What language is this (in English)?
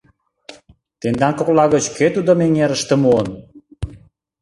Mari